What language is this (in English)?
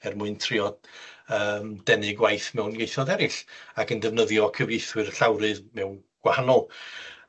Welsh